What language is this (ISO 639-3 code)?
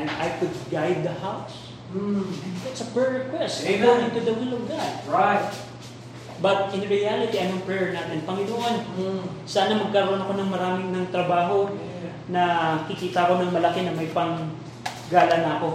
fil